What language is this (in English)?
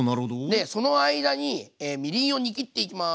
Japanese